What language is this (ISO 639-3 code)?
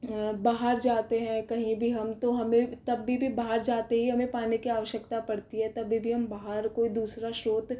hin